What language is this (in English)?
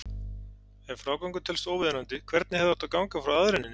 Icelandic